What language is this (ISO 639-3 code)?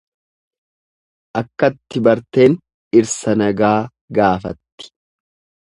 orm